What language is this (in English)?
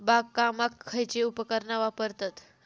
Marathi